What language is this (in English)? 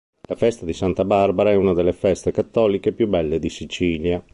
Italian